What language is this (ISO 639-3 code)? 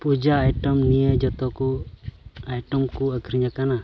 sat